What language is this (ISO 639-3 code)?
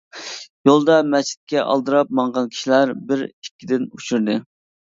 uig